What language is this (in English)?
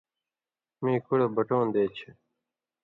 Indus Kohistani